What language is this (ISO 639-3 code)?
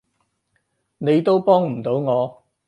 yue